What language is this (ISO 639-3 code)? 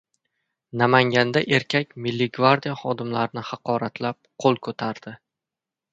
uzb